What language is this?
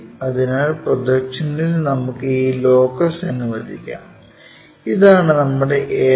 Malayalam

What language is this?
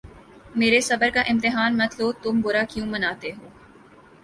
Urdu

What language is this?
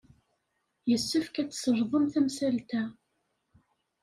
Kabyle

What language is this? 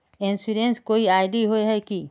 Magahi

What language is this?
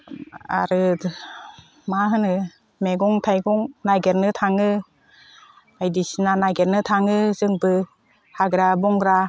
Bodo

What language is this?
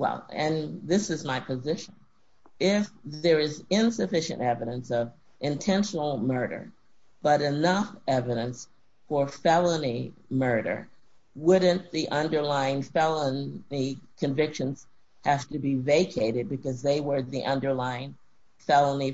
English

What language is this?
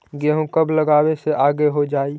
Magahi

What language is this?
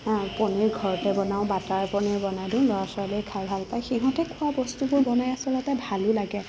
Assamese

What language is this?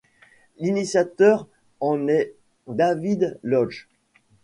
French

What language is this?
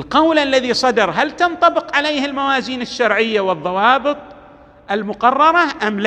Arabic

